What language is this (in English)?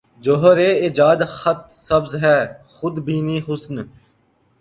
Urdu